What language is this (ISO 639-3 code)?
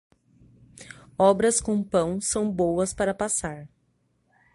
por